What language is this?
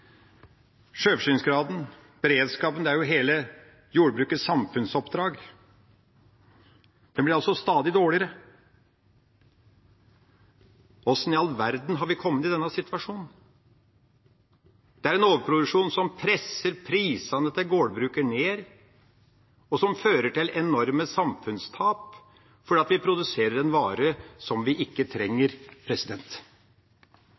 Norwegian Bokmål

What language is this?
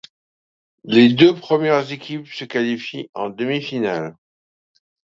French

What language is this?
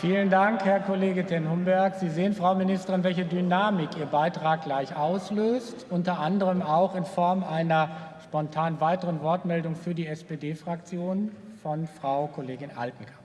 German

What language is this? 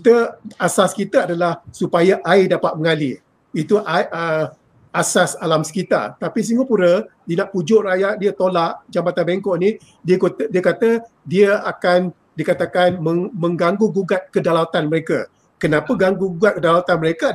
Malay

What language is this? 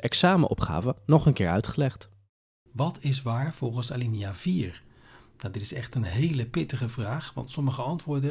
Dutch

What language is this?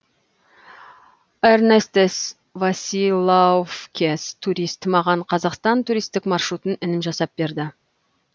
Kazakh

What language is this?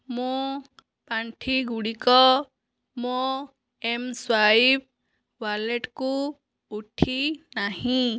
Odia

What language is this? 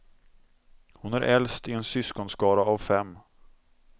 Swedish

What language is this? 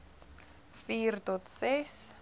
Afrikaans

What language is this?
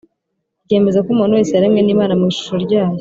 Kinyarwanda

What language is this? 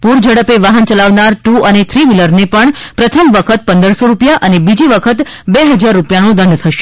Gujarati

